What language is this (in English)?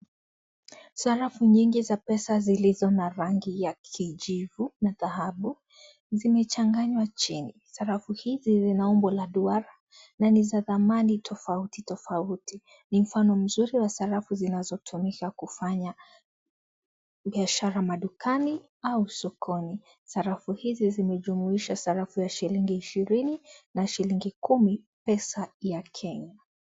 Swahili